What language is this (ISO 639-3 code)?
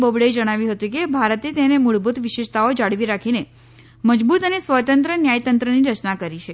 guj